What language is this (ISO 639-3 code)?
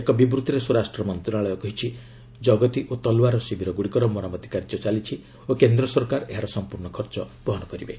ori